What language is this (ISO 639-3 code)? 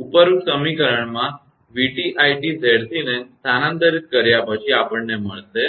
guj